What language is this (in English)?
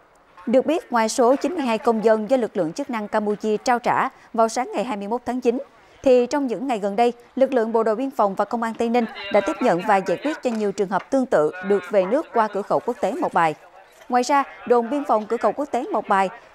Vietnamese